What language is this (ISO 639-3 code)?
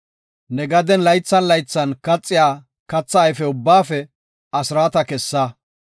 gof